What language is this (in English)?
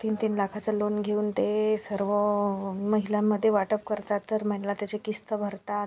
Marathi